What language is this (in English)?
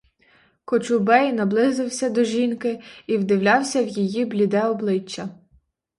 Ukrainian